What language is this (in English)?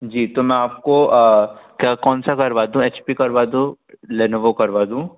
Hindi